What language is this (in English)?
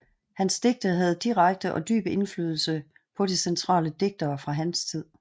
Danish